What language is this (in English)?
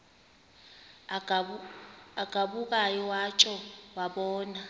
Xhosa